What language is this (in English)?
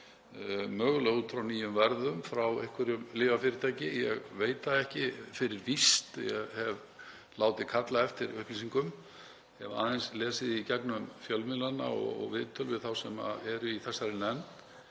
Icelandic